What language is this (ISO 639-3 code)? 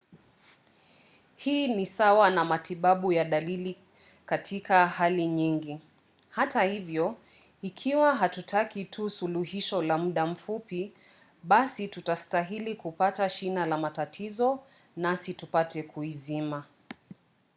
swa